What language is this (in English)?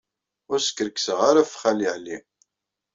Kabyle